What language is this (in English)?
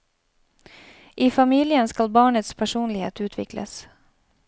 Norwegian